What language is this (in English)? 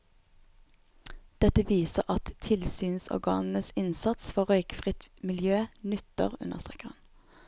Norwegian